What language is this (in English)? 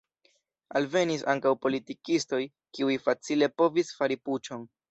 Esperanto